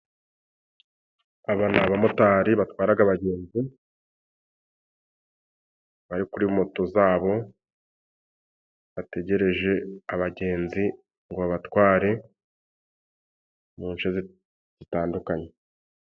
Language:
Kinyarwanda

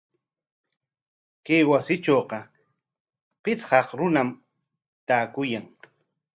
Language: Corongo Ancash Quechua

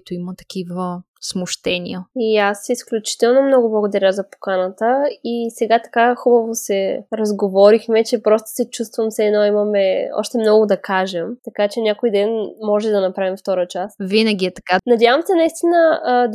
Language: Bulgarian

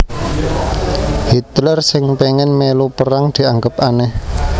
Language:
Javanese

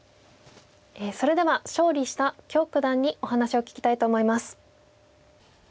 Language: Japanese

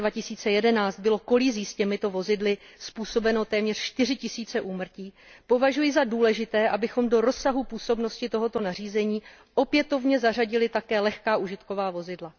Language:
Czech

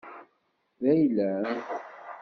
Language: Kabyle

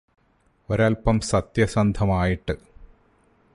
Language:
Malayalam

